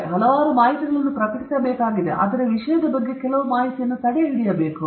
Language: Kannada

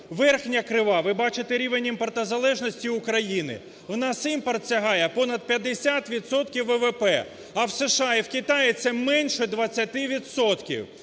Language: Ukrainian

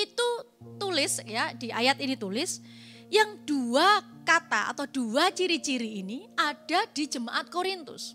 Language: Indonesian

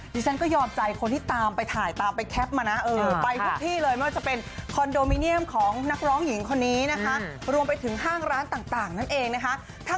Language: Thai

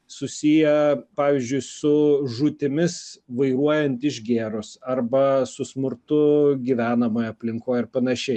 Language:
Lithuanian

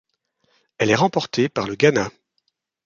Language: French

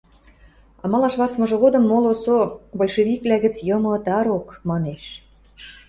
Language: Western Mari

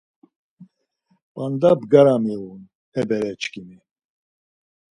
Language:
Laz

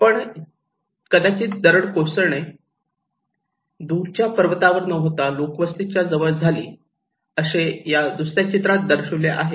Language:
Marathi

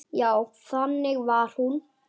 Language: Icelandic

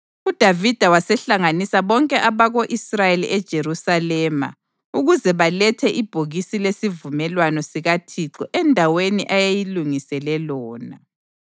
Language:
North Ndebele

